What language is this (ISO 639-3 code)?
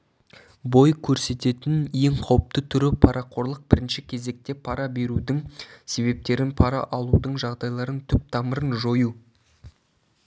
kaz